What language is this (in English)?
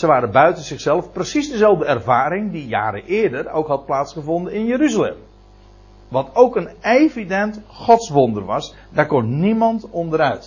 Dutch